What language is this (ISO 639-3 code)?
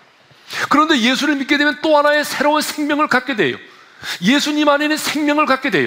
kor